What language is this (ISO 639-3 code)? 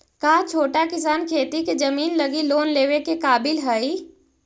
mag